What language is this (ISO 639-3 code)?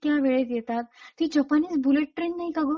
mar